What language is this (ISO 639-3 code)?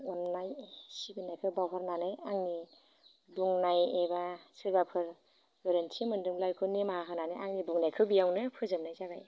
brx